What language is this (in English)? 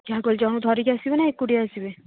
Odia